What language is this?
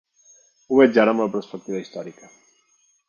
Catalan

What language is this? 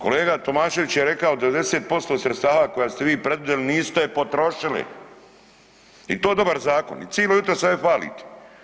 Croatian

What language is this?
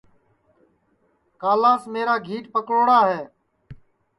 Sansi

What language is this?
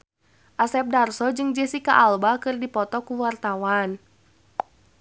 Sundanese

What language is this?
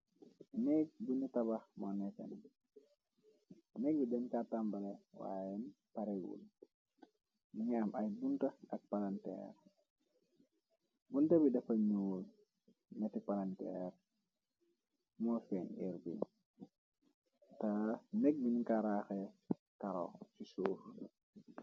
Wolof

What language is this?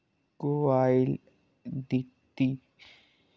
Dogri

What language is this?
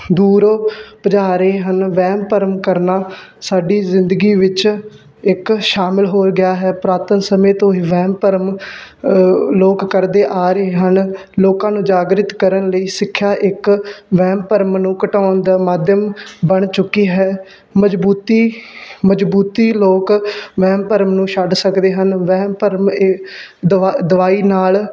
Punjabi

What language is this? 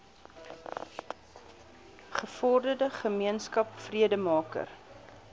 Afrikaans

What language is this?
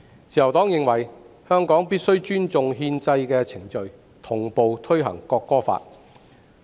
Cantonese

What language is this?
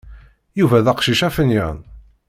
Kabyle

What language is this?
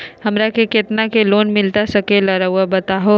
Magahi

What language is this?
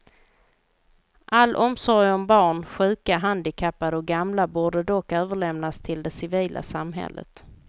Swedish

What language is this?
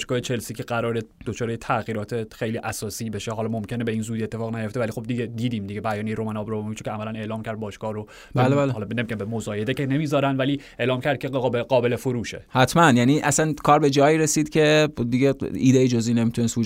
Persian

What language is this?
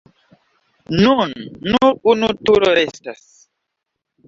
Esperanto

